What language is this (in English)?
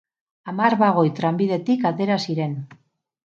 Basque